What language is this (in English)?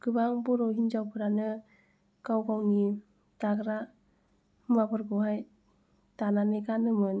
Bodo